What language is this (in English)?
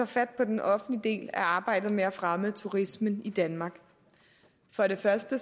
Danish